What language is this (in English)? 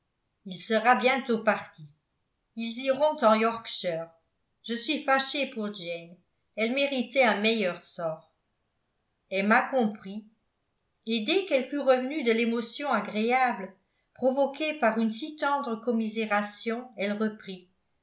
French